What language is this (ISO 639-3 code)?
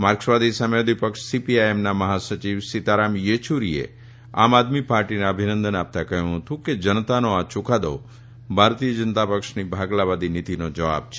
guj